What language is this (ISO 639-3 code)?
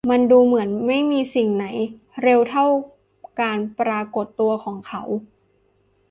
tha